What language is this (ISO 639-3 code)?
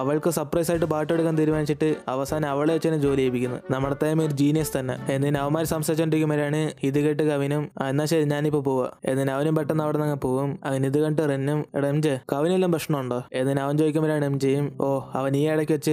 mal